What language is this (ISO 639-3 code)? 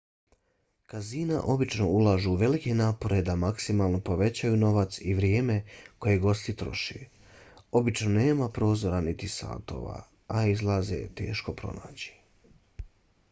bos